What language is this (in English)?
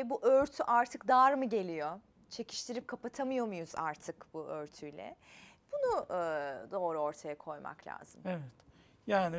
Turkish